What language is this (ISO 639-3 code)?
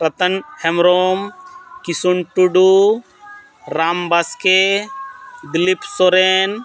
sat